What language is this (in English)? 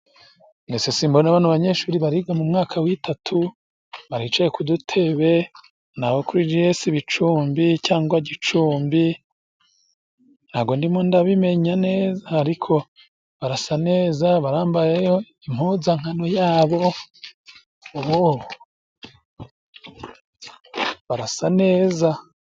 Kinyarwanda